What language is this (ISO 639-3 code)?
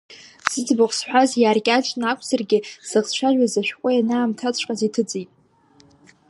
abk